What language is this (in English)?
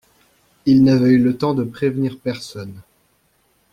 French